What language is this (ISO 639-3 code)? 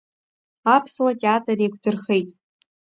abk